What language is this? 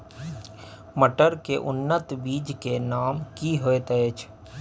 Maithili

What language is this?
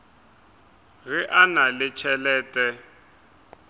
Northern Sotho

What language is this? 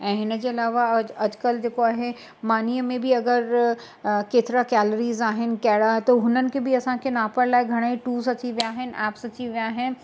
Sindhi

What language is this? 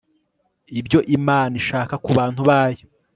Kinyarwanda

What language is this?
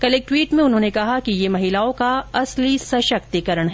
Hindi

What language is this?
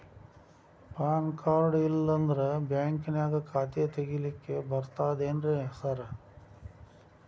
Kannada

